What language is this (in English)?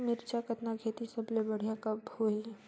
Chhattisgarhi